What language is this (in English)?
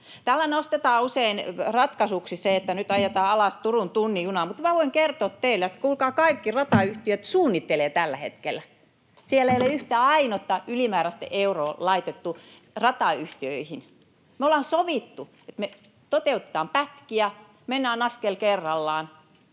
Finnish